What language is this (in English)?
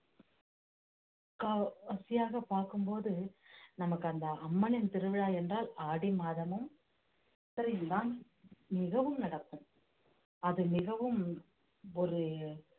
Tamil